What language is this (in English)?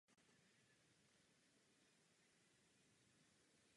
Czech